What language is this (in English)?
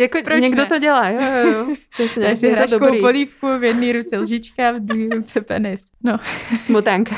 Czech